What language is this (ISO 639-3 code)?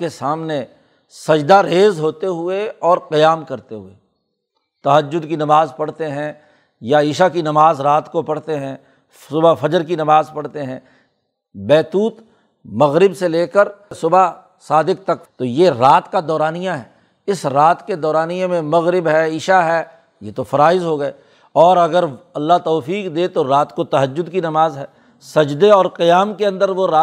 urd